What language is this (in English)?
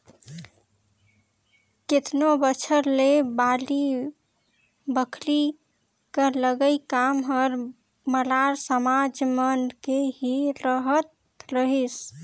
Chhattisgarhi